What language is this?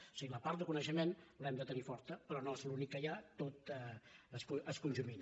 Catalan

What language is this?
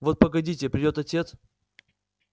Russian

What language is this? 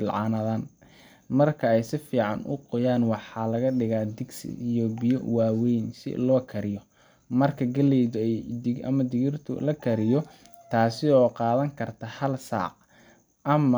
Somali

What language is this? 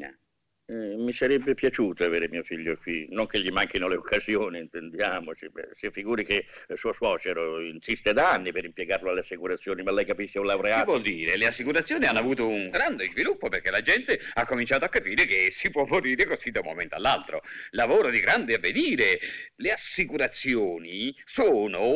Italian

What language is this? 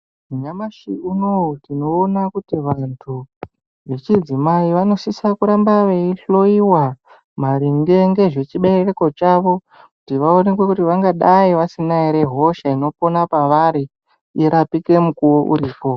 Ndau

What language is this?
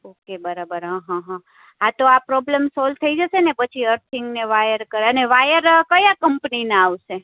Gujarati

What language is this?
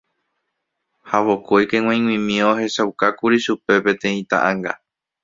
Guarani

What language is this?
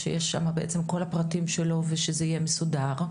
Hebrew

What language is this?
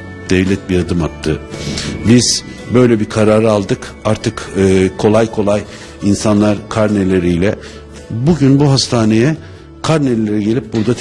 Turkish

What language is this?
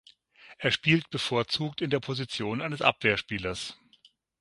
German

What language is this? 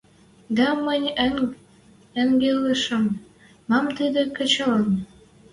Western Mari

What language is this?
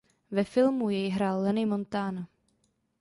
Czech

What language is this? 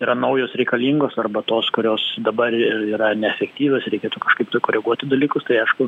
Lithuanian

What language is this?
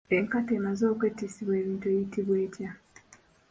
Ganda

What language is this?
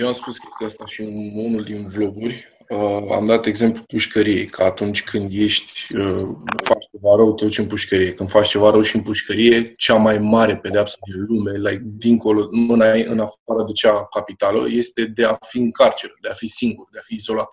Romanian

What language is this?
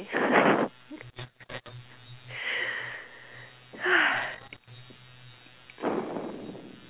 English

